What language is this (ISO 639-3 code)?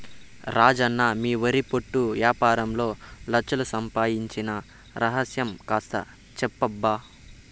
tel